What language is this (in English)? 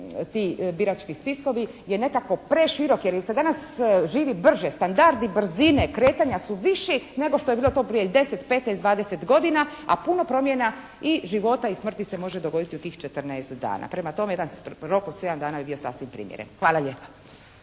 Croatian